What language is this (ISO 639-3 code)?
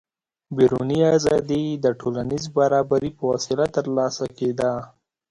pus